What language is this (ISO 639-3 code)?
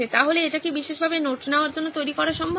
ben